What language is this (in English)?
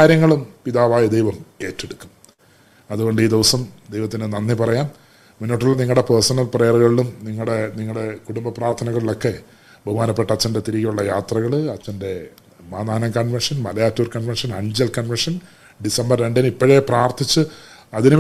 Malayalam